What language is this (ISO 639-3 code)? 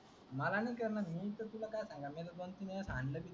mar